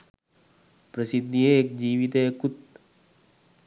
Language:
Sinhala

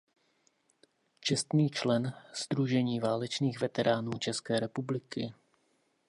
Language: Czech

